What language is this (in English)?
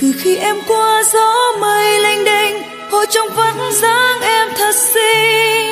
Vietnamese